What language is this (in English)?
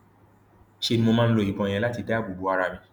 Yoruba